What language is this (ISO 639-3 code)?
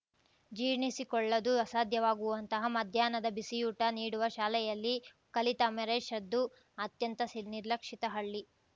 kan